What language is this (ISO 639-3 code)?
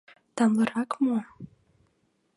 chm